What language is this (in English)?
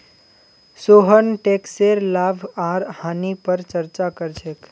Magahi